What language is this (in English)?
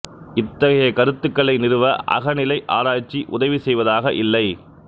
Tamil